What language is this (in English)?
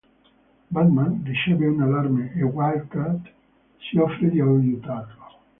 Italian